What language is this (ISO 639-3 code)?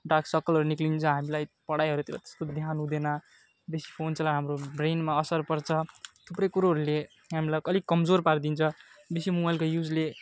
nep